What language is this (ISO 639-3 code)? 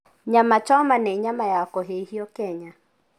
kik